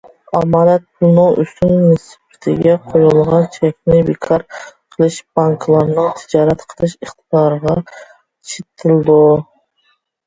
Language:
Uyghur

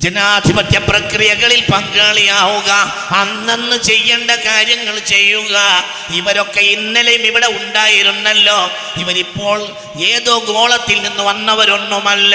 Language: Malayalam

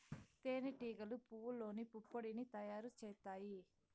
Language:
Telugu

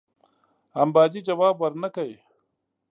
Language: Pashto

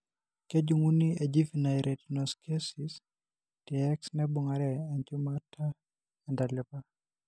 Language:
Masai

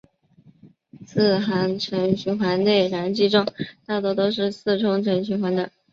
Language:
Chinese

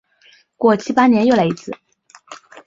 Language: Chinese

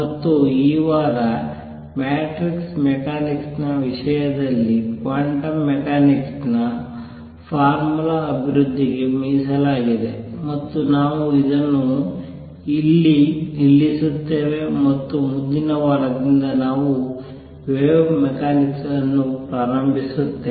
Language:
Kannada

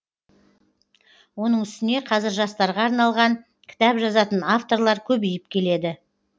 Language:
Kazakh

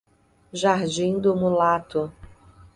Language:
Portuguese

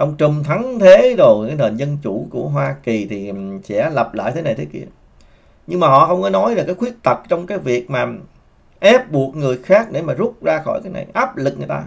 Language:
Vietnamese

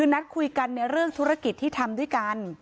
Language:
Thai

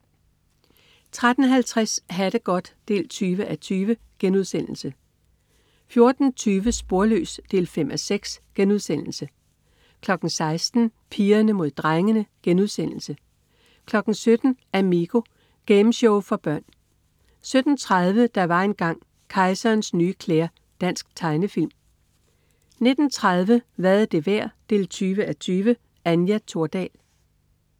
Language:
Danish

